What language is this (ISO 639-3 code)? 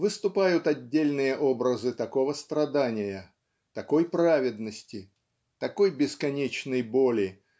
rus